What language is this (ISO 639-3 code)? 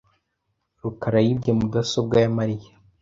kin